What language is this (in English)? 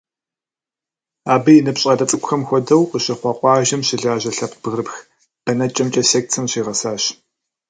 Kabardian